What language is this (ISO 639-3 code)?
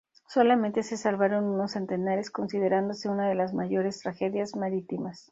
spa